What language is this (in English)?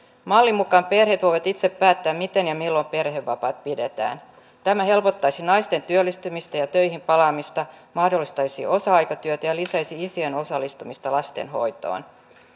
Finnish